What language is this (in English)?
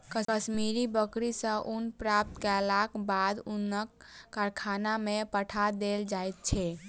Maithili